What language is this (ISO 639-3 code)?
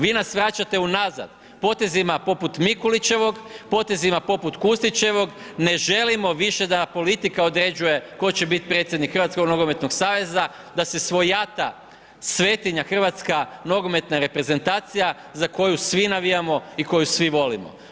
hrv